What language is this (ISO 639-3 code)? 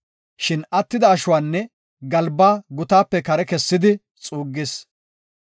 gof